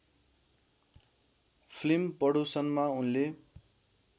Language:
Nepali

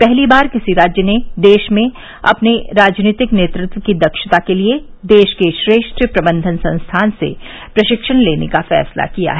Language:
Hindi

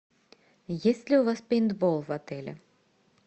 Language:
Russian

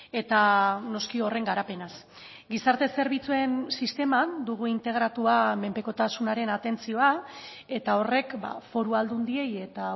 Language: Basque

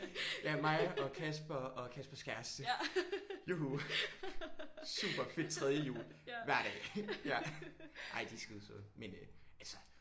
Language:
Danish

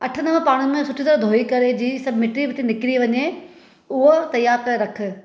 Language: Sindhi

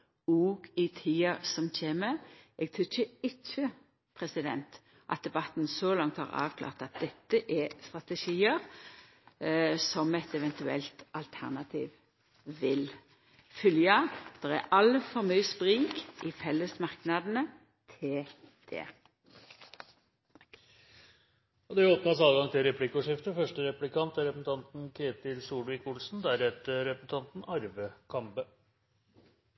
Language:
Norwegian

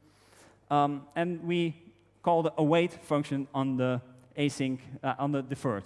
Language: English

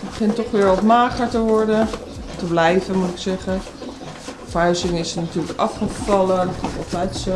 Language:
Dutch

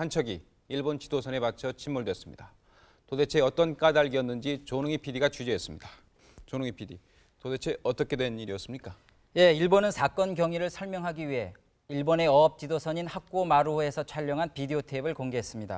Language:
Korean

